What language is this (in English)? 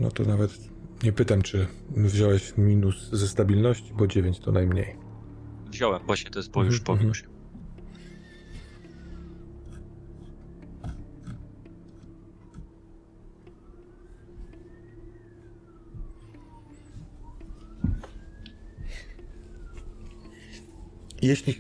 Polish